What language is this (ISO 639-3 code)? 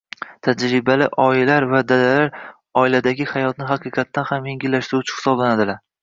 uzb